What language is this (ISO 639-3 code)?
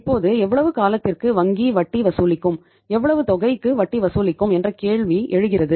tam